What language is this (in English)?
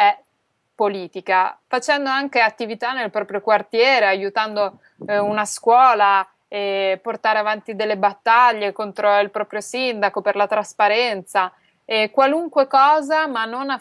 Italian